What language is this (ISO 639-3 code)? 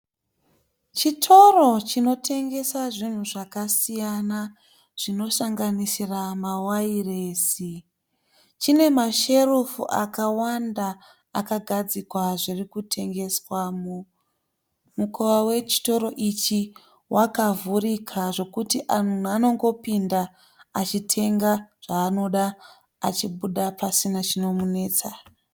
sna